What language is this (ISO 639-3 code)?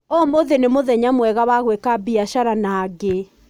kik